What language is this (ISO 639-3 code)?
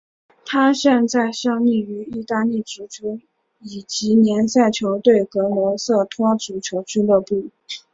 zho